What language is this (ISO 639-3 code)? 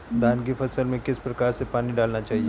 hin